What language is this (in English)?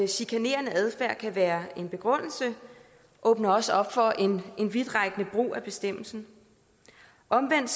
Danish